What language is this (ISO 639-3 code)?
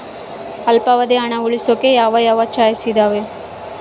kan